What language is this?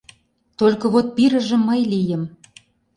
Mari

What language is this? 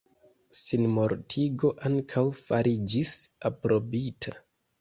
Esperanto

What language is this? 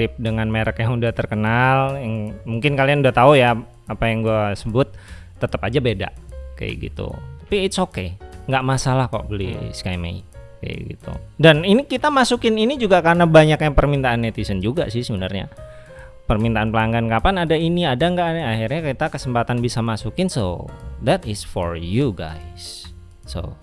Indonesian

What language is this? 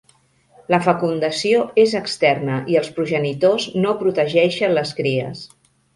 Catalan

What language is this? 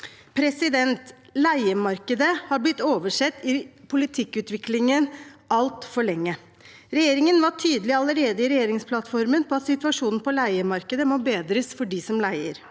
Norwegian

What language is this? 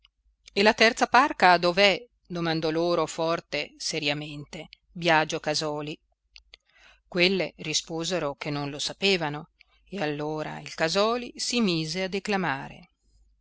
Italian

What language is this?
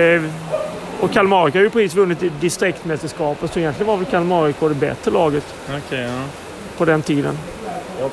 Swedish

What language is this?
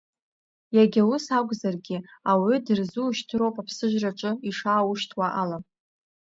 Abkhazian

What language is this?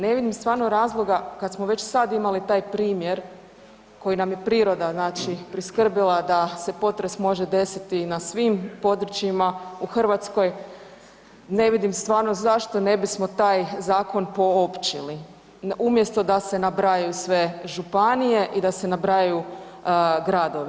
Croatian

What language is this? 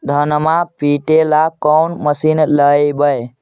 Magahi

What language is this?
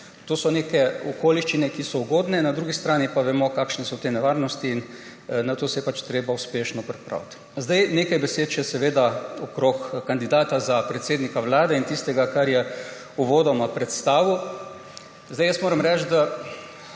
Slovenian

